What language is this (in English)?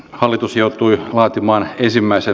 Finnish